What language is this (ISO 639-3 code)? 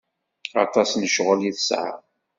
kab